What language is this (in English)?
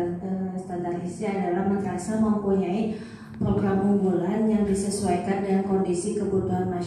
Indonesian